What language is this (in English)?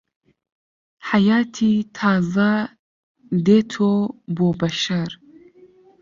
Central Kurdish